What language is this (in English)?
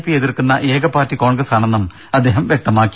Malayalam